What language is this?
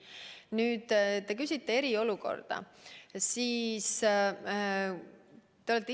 Estonian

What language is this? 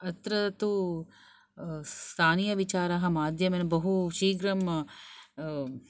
Sanskrit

